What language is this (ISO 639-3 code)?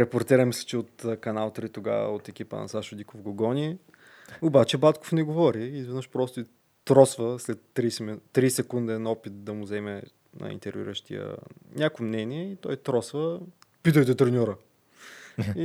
bul